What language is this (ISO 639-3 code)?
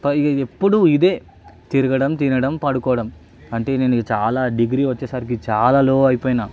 tel